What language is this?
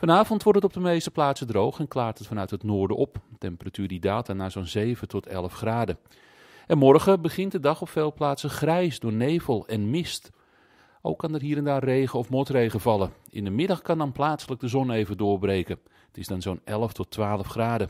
Dutch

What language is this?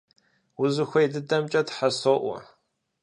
Kabardian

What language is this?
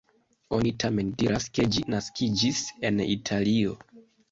Esperanto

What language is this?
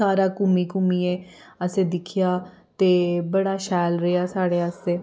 Dogri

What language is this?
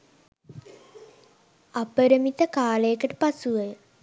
Sinhala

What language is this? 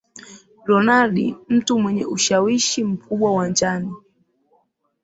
Swahili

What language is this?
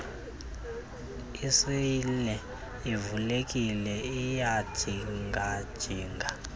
Xhosa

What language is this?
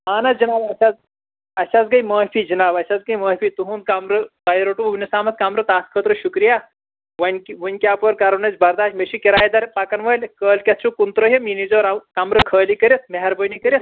Kashmiri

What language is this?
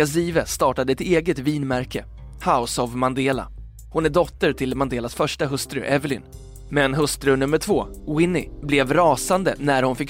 Swedish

